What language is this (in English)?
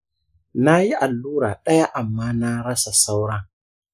Hausa